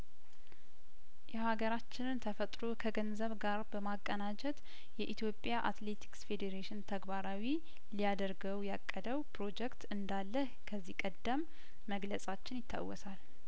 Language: Amharic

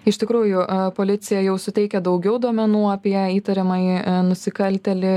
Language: Lithuanian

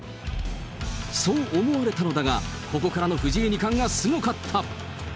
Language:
Japanese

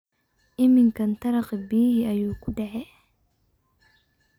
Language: Somali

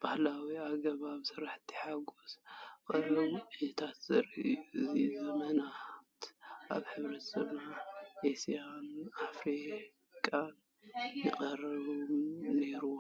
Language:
Tigrinya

